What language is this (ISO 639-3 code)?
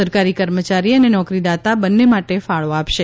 guj